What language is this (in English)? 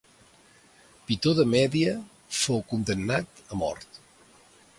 Catalan